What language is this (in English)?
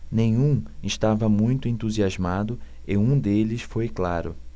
Portuguese